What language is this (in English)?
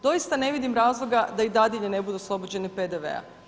Croatian